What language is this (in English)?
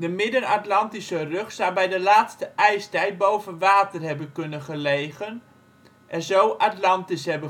Dutch